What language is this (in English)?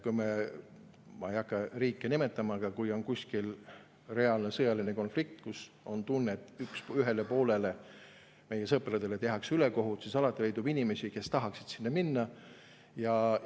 Estonian